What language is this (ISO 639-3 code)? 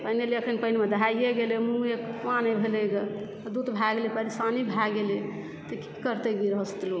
mai